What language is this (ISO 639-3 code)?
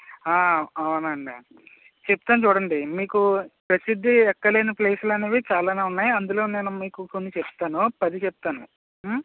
tel